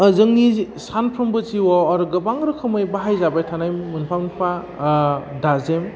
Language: Bodo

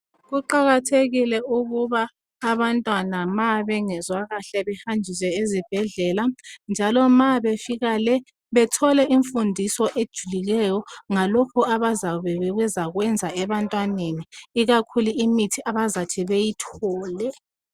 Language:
North Ndebele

